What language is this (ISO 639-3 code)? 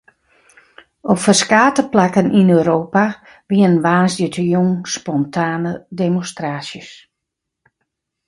fry